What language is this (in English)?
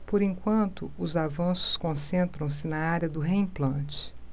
Portuguese